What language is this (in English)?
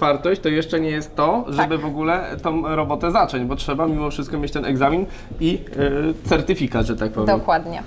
Polish